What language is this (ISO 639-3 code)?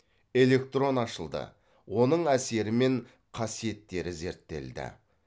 kaz